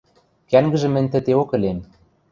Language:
Western Mari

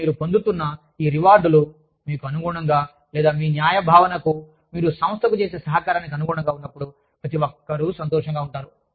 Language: Telugu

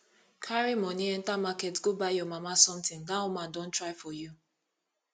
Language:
Nigerian Pidgin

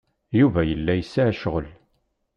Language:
Kabyle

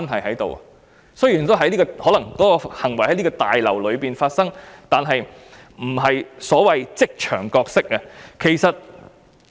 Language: Cantonese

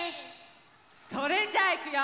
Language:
Japanese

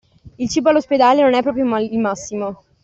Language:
Italian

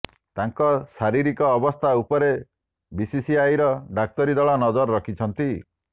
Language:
Odia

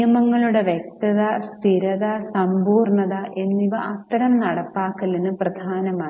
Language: Malayalam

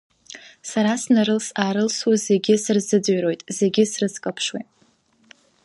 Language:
Abkhazian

